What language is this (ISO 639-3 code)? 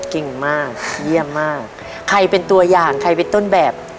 tha